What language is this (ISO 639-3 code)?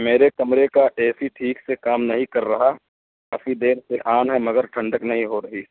urd